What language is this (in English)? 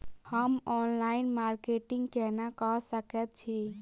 Maithili